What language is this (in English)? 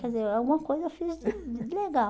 Portuguese